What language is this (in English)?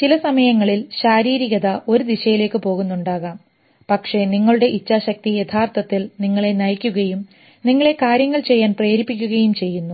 Malayalam